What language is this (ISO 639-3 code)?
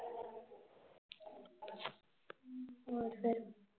pan